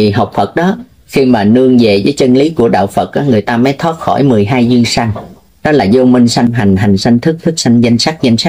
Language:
Vietnamese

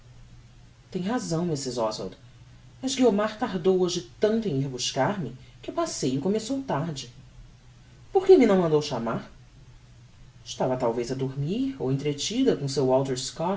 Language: Portuguese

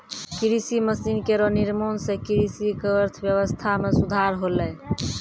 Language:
Maithili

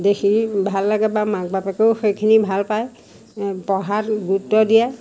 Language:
Assamese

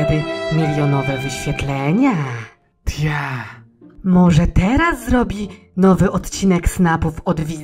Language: Polish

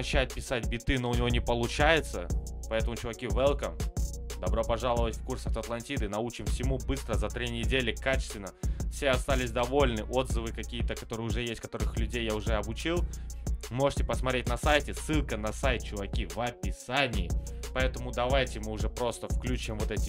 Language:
Russian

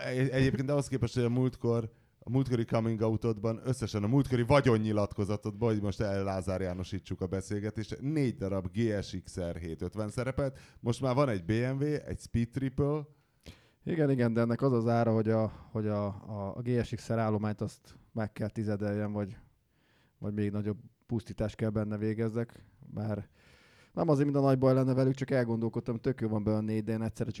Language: Hungarian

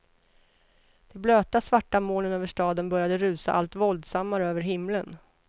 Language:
Swedish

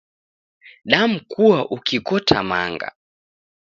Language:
Taita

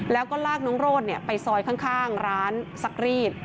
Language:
Thai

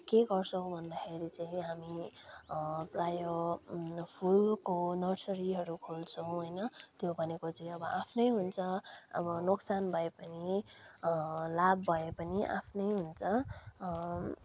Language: Nepali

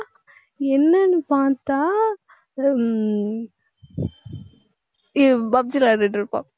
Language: Tamil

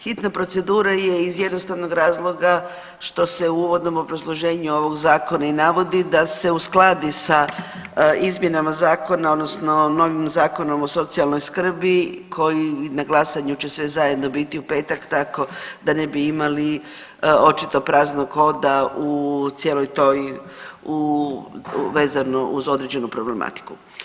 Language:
Croatian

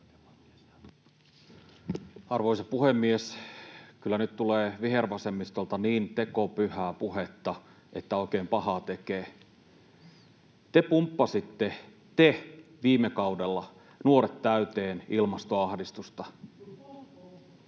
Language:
Finnish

